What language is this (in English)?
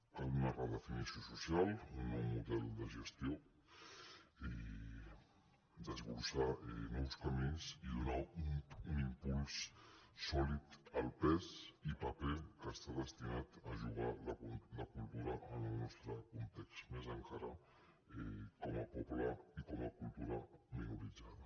Catalan